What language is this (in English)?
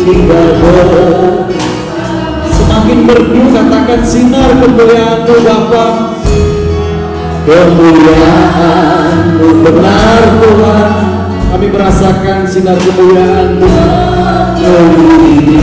Indonesian